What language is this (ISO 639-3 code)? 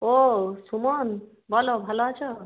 ben